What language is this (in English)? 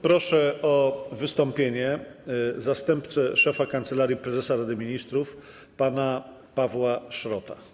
Polish